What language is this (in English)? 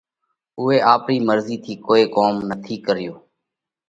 Parkari Koli